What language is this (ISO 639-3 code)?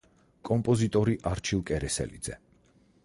kat